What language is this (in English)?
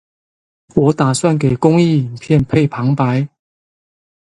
Chinese